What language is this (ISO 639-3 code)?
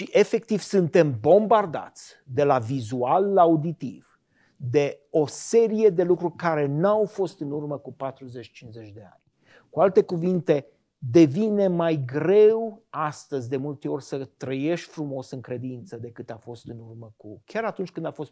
ron